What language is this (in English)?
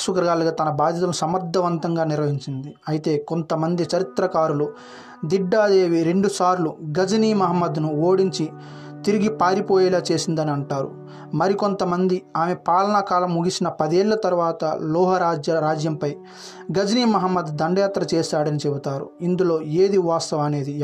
Telugu